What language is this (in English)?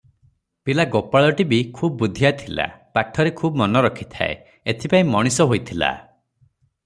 Odia